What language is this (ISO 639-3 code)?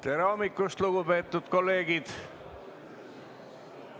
est